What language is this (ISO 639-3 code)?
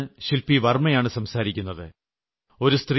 mal